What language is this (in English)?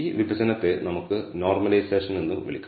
Malayalam